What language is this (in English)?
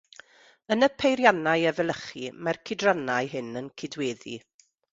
Welsh